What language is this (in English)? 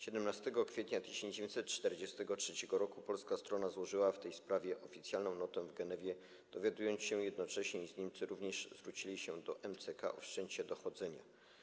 Polish